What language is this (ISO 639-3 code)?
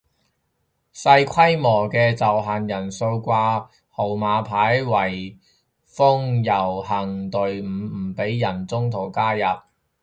yue